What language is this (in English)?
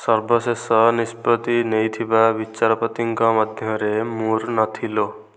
Odia